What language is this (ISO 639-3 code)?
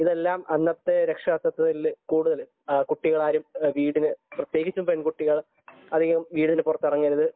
mal